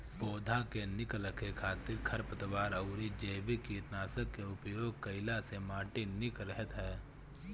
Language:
Bhojpuri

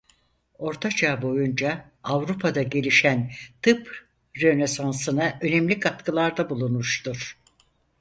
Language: Turkish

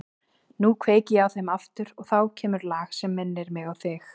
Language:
Icelandic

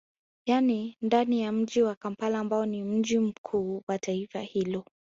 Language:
Swahili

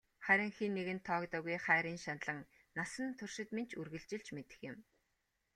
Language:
Mongolian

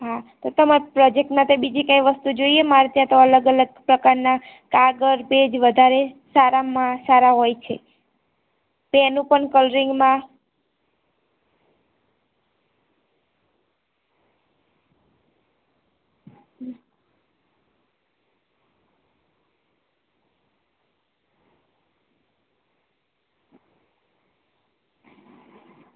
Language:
Gujarati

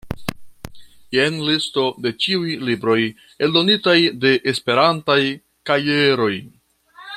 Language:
Esperanto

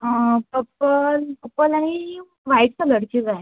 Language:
Konkani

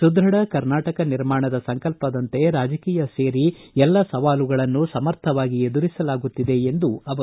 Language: Kannada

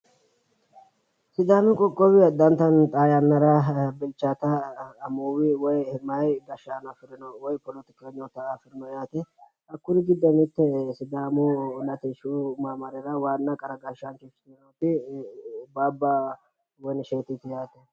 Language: Sidamo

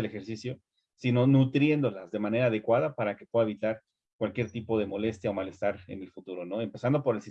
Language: Spanish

